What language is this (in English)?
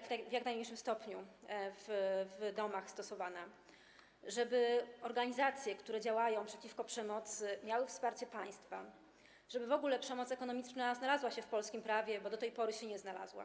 Polish